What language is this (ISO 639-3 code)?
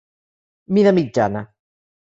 cat